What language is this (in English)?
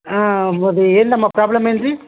Telugu